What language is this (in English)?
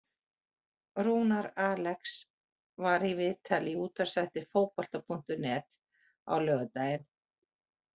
Icelandic